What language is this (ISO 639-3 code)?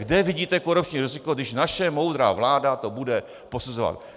ces